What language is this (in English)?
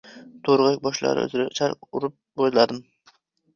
Uzbek